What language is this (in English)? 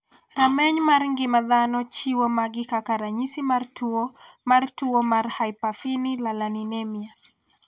Luo (Kenya and Tanzania)